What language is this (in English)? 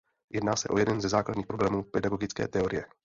Czech